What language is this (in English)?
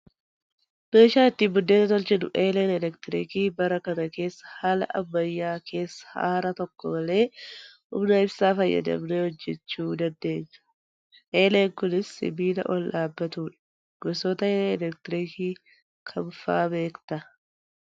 Oromo